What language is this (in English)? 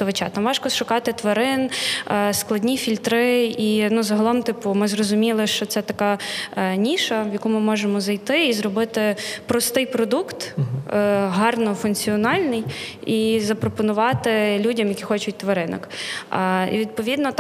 Ukrainian